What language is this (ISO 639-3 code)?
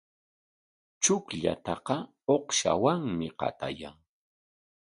qwa